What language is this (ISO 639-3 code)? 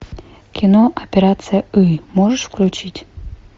rus